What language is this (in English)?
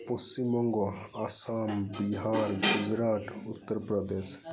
Santali